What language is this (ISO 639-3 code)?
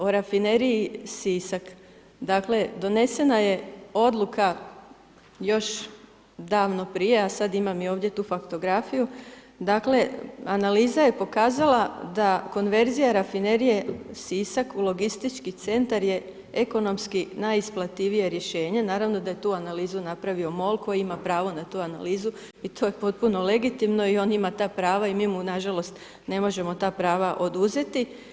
hrv